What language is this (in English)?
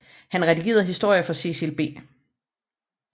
Danish